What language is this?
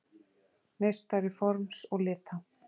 Icelandic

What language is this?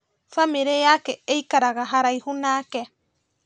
Kikuyu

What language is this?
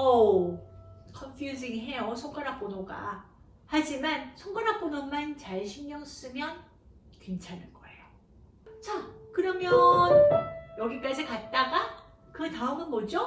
Korean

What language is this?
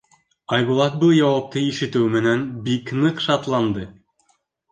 Bashkir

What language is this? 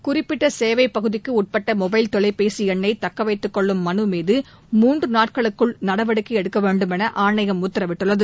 Tamil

